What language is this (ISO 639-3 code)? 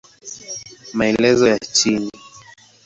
swa